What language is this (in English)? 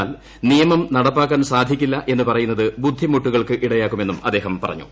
Malayalam